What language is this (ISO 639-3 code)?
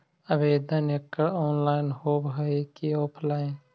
mag